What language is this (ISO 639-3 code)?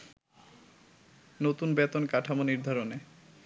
ben